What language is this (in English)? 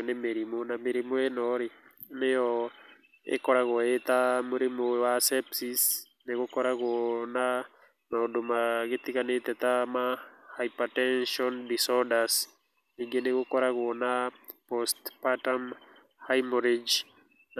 Kikuyu